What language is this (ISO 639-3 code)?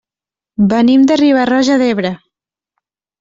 cat